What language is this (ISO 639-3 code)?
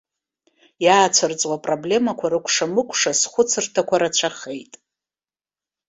abk